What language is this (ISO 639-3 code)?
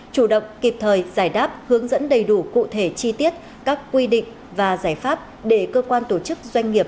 vie